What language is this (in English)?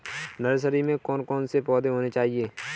Hindi